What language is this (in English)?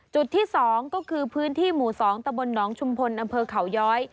Thai